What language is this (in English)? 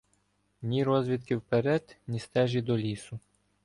Ukrainian